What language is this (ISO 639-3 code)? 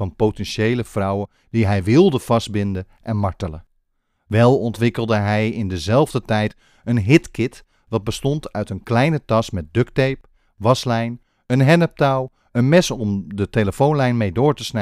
nld